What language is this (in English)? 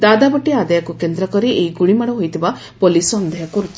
Odia